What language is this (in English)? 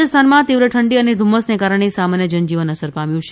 Gujarati